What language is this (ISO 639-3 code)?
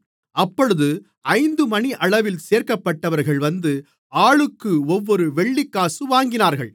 tam